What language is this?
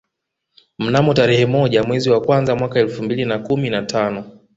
Swahili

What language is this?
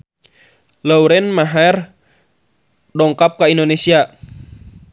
Sundanese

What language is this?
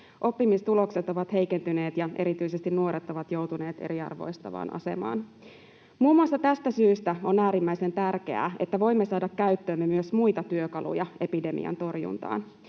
Finnish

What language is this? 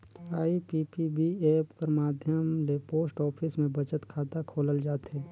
Chhattisgarhi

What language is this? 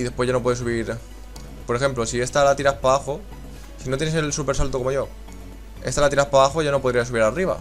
Spanish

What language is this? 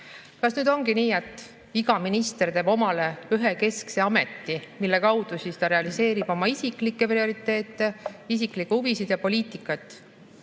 Estonian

